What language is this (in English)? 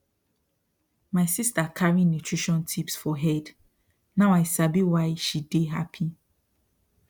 Nigerian Pidgin